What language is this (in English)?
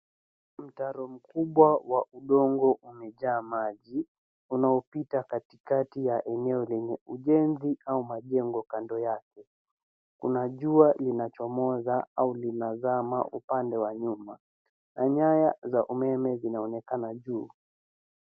Swahili